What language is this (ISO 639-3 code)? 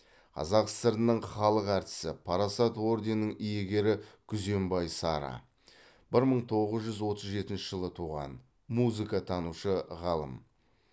kaz